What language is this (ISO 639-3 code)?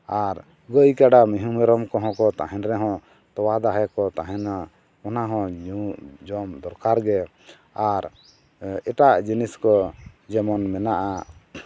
sat